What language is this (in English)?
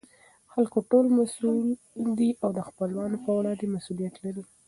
Pashto